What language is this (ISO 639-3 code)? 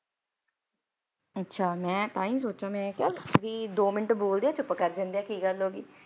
pan